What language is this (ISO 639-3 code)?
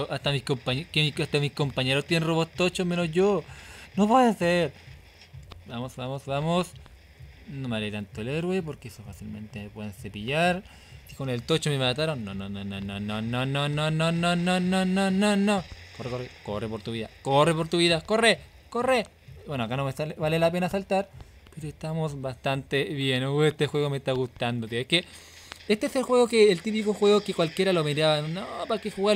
spa